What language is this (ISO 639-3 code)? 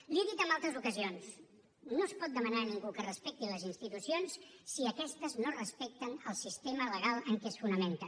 cat